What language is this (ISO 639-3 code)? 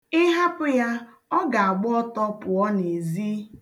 ibo